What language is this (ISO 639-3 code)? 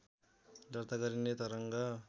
nep